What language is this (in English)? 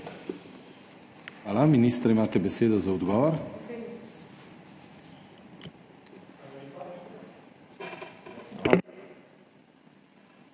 Slovenian